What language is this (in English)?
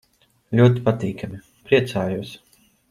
Latvian